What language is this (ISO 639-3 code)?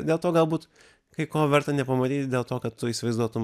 lit